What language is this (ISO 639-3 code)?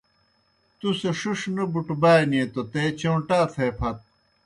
plk